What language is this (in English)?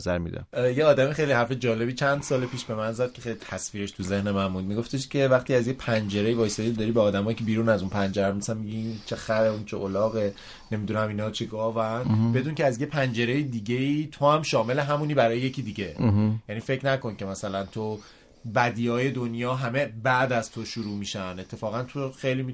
Persian